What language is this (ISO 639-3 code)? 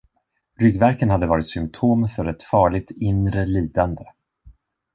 swe